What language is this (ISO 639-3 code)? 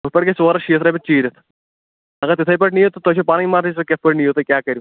kas